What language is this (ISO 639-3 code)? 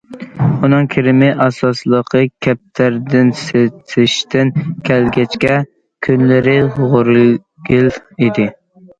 uig